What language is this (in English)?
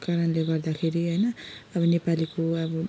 Nepali